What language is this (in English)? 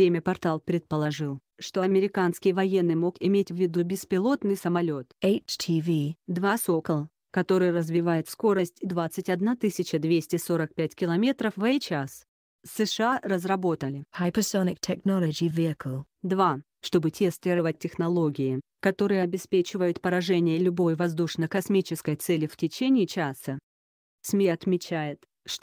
Russian